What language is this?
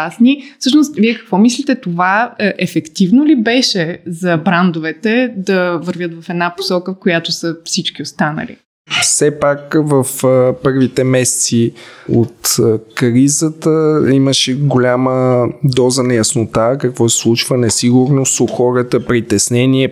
Bulgarian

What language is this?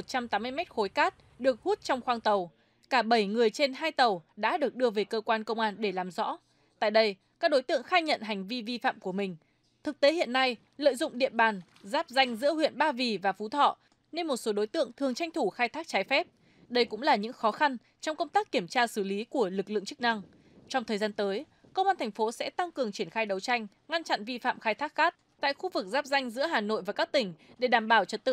Vietnamese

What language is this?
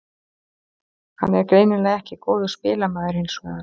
Icelandic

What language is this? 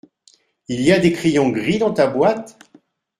French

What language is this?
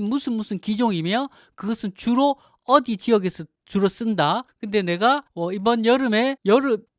Korean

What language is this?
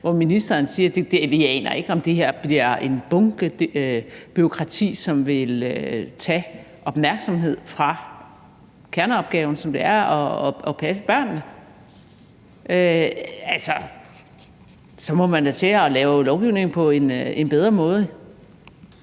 Danish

